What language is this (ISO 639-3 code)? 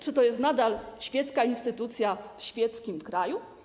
pol